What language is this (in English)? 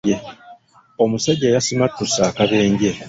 Ganda